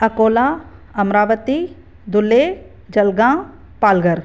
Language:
Sindhi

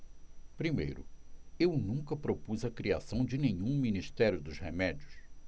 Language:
Portuguese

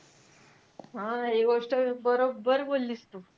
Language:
Marathi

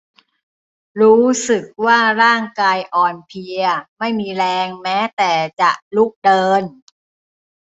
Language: Thai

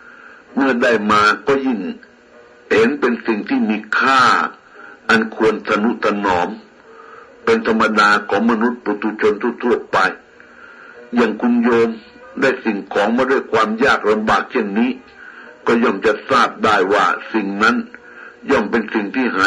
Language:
Thai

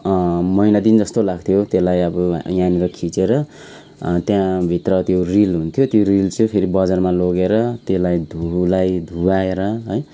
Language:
Nepali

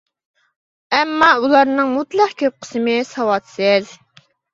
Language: Uyghur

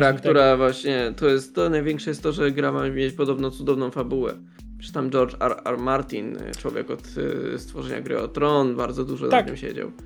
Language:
Polish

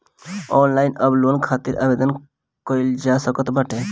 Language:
Bhojpuri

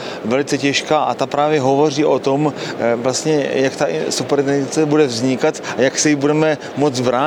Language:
Czech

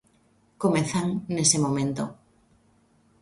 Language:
Galician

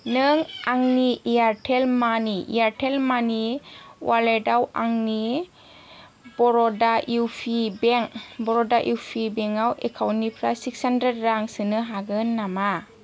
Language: Bodo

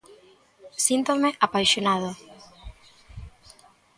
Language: Galician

